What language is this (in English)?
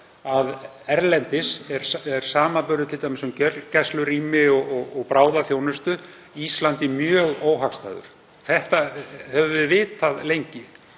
Icelandic